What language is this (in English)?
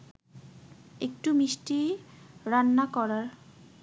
Bangla